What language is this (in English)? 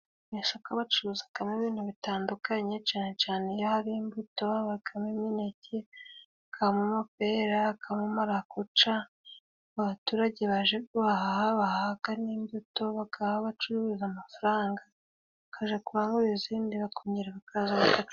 Kinyarwanda